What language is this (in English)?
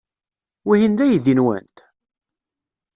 Kabyle